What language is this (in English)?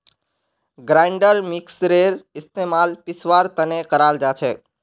Magahi